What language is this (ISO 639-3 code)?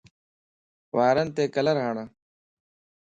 lss